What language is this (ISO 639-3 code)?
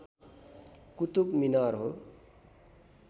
nep